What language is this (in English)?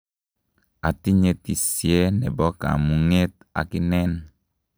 Kalenjin